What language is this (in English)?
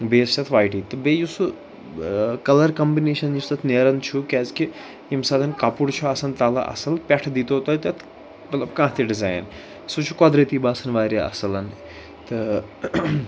Kashmiri